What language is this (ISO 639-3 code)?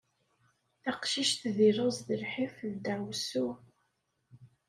kab